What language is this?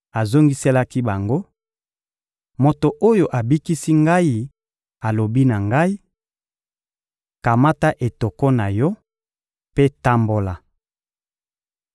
Lingala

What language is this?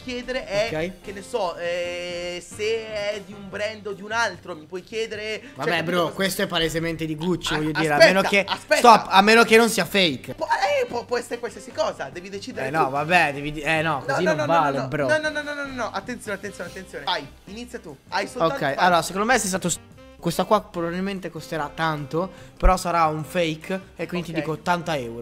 Italian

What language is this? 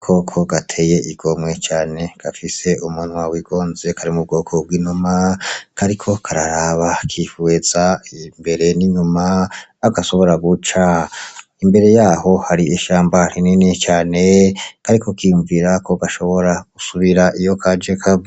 Rundi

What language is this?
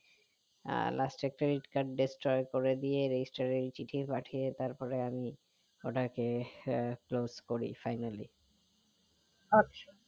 Bangla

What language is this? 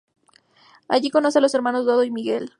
Spanish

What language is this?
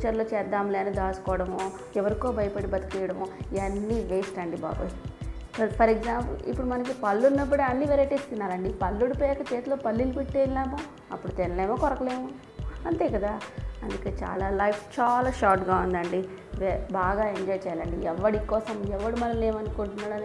Telugu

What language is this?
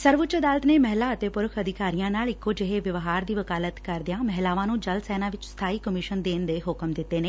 Punjabi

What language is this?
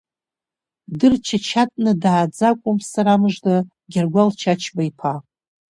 Abkhazian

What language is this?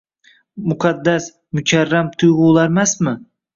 Uzbek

